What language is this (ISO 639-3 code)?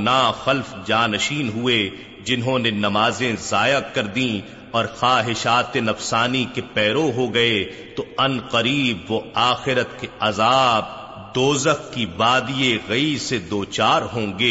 urd